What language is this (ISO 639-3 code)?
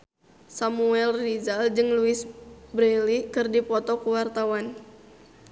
sun